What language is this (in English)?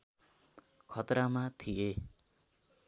Nepali